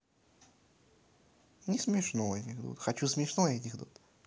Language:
Russian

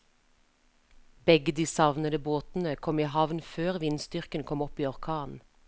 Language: Norwegian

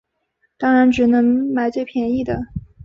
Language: Chinese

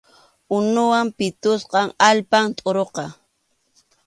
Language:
Arequipa-La Unión Quechua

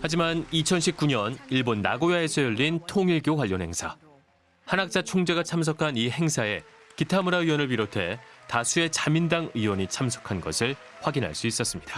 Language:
Korean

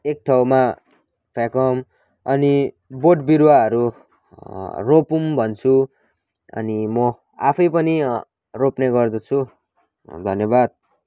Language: Nepali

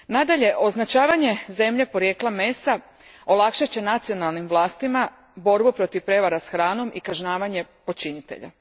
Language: Croatian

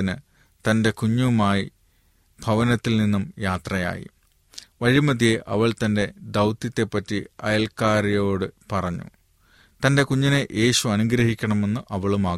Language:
Malayalam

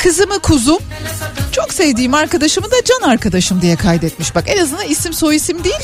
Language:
Turkish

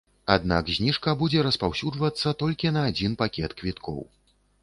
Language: Belarusian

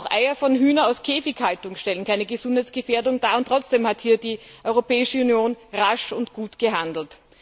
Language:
German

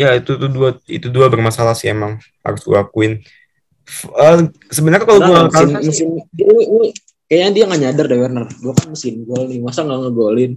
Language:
Indonesian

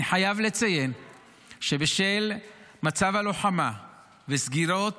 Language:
Hebrew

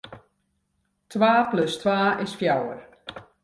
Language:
Western Frisian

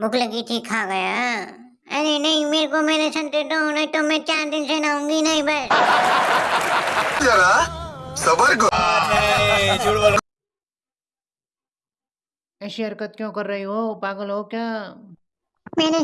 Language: Hindi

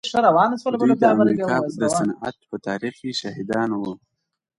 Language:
Pashto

